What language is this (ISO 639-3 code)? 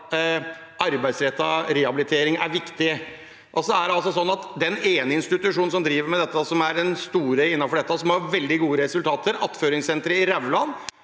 nor